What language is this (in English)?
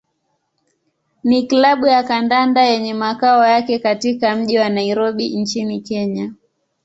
Swahili